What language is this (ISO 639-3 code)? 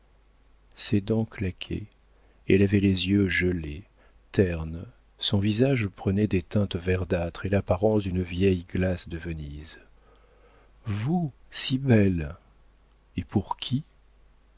fra